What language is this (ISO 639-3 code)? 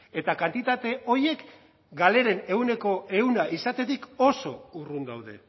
eus